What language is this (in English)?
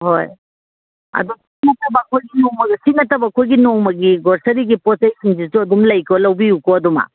Manipuri